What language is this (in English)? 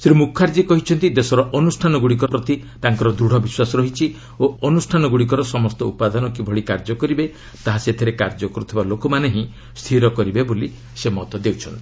Odia